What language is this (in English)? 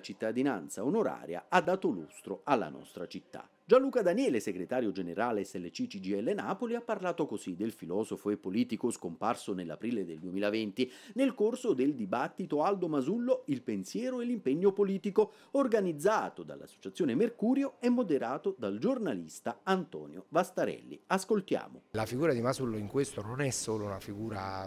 Italian